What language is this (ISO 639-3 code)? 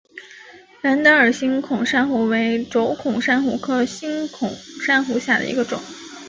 zho